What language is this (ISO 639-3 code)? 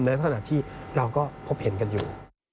tha